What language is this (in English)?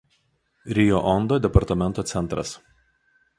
Lithuanian